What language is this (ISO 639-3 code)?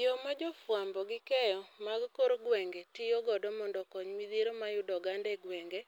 luo